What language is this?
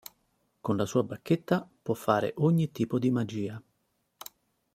Italian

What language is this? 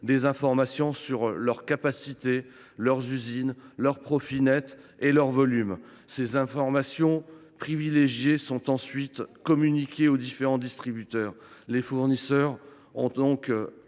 French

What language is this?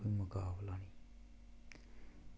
Dogri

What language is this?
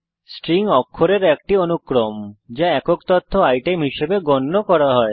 Bangla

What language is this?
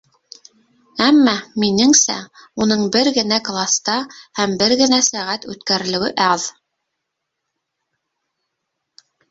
Bashkir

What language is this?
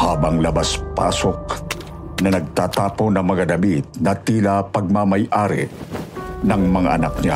Filipino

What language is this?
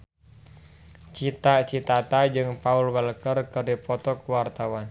Sundanese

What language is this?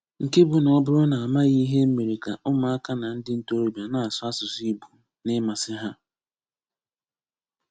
Igbo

